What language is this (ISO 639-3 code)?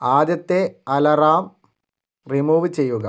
mal